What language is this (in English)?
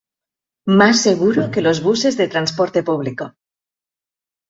Spanish